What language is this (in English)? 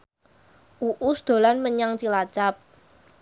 Javanese